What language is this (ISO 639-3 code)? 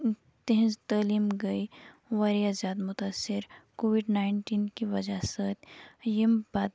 kas